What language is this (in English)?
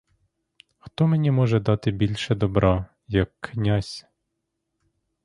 Ukrainian